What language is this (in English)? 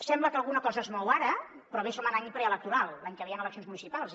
Catalan